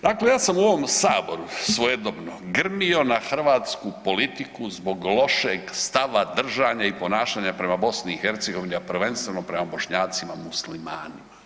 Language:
Croatian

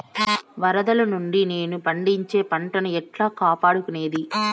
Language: Telugu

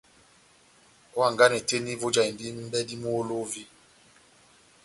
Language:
Batanga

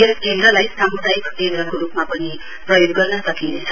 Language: Nepali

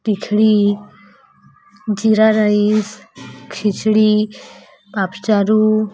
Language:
Odia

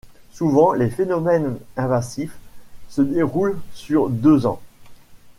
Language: French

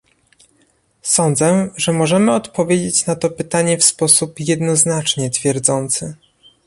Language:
Polish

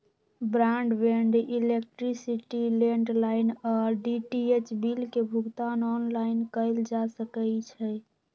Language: Magahi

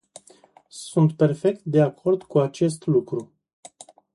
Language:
Romanian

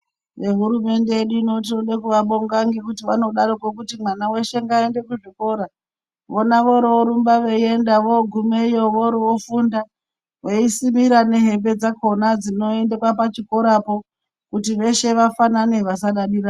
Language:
Ndau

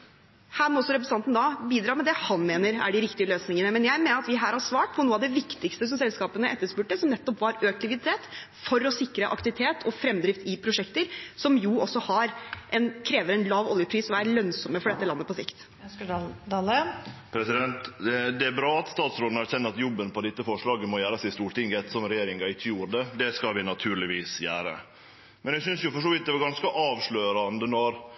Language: Norwegian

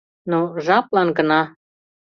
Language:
Mari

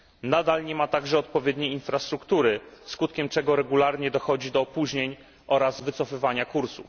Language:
Polish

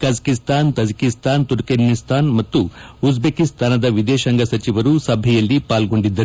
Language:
Kannada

